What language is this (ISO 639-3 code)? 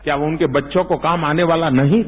hin